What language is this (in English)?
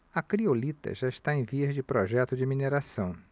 Portuguese